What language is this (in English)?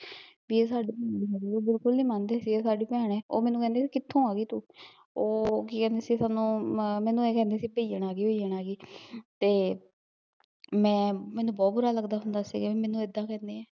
Punjabi